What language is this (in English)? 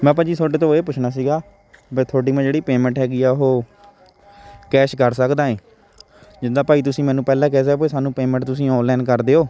Punjabi